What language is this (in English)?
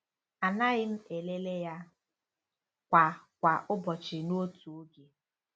Igbo